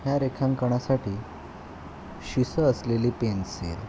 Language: Marathi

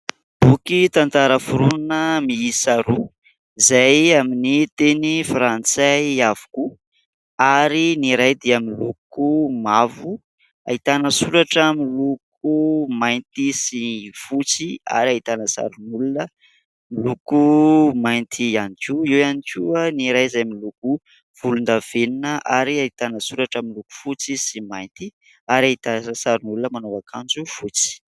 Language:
Malagasy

